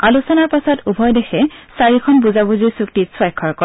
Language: Assamese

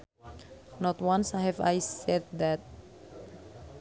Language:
Sundanese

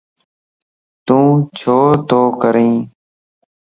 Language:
Lasi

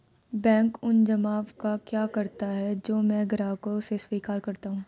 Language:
Hindi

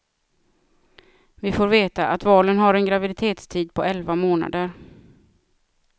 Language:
Swedish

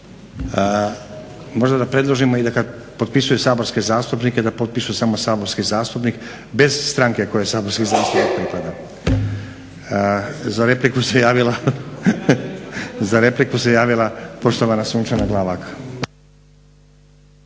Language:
Croatian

